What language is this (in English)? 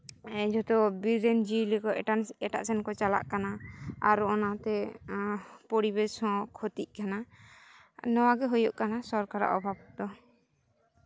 Santali